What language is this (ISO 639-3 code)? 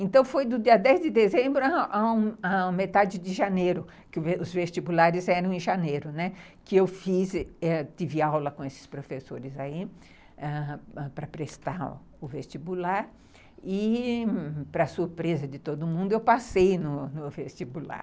por